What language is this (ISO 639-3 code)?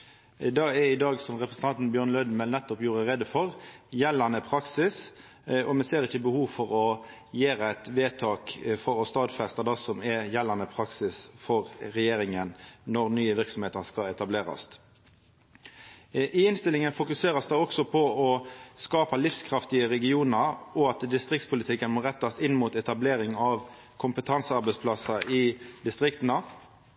nno